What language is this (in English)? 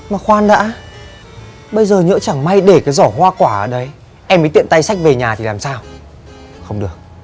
Vietnamese